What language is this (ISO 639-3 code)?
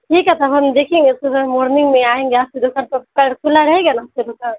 urd